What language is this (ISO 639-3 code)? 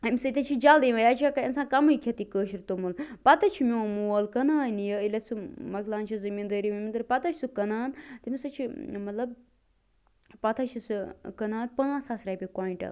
kas